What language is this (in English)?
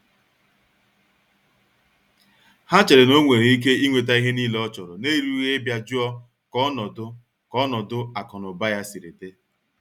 Igbo